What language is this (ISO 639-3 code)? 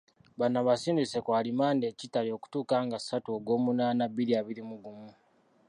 lug